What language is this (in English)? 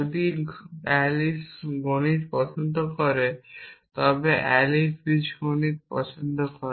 Bangla